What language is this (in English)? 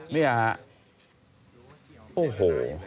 Thai